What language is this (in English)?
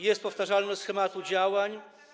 Polish